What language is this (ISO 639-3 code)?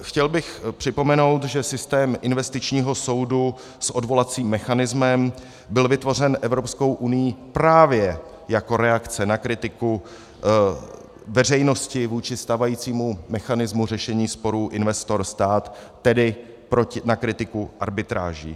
ces